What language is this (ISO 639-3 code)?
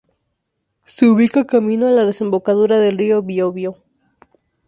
spa